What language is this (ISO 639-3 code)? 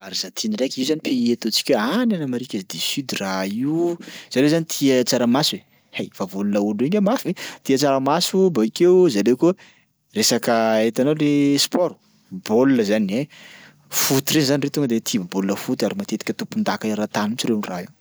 skg